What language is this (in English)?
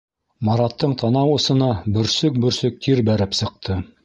Bashkir